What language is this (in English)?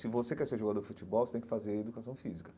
Portuguese